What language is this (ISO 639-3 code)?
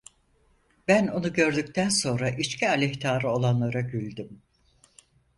tur